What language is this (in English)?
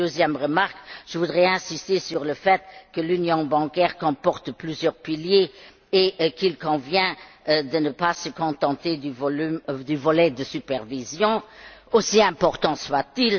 French